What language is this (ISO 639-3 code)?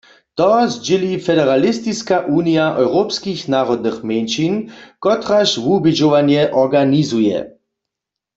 hsb